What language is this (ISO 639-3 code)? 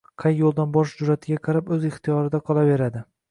uzb